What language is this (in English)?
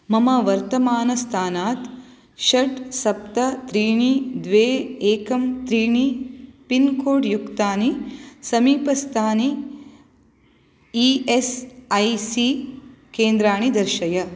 Sanskrit